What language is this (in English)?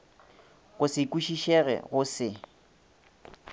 Northern Sotho